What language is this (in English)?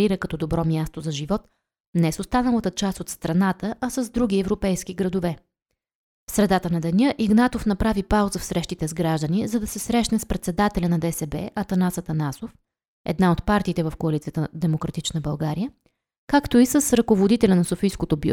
Bulgarian